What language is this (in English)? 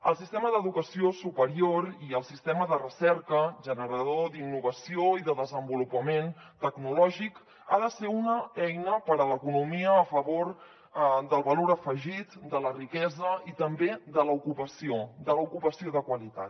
Catalan